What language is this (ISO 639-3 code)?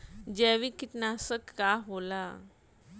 bho